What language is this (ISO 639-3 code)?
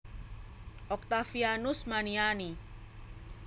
jav